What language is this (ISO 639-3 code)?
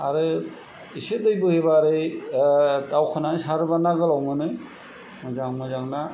brx